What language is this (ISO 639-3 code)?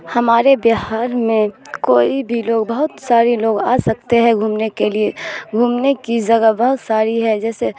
urd